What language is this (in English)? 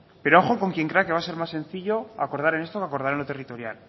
Spanish